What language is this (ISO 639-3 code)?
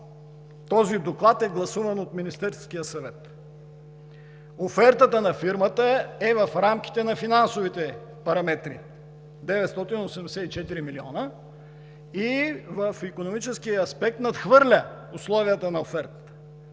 bul